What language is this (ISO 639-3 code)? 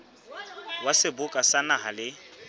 sot